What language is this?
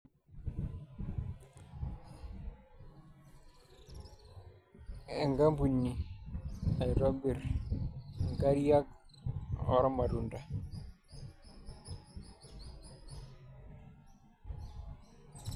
Masai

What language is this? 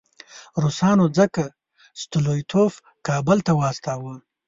Pashto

